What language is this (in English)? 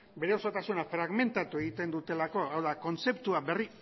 Basque